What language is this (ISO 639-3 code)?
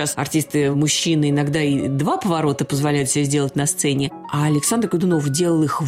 rus